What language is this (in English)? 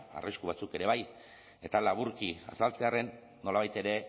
Basque